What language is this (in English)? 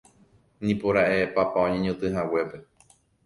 Guarani